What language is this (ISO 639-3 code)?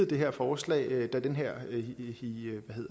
dan